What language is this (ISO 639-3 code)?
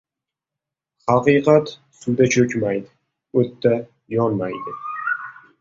uzb